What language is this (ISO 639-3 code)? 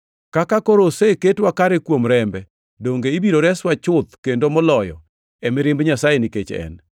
luo